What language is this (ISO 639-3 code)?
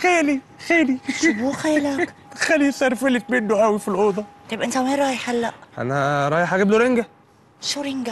ara